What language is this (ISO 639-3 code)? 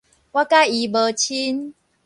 nan